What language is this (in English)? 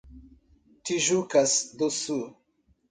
Portuguese